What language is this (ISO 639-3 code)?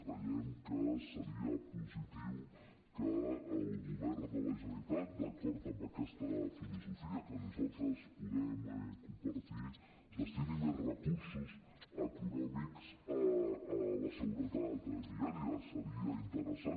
cat